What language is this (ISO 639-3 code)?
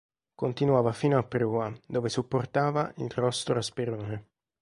ita